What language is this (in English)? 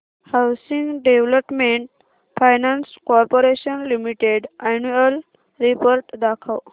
Marathi